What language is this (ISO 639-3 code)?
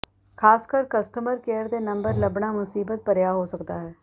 pan